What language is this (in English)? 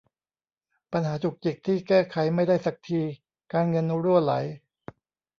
Thai